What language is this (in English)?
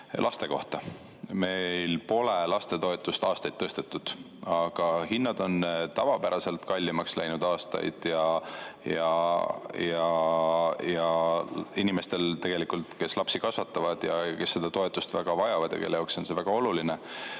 Estonian